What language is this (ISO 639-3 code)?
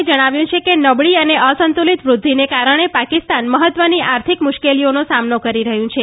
guj